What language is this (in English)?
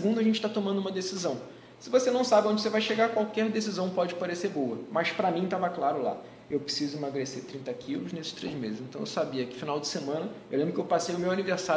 Portuguese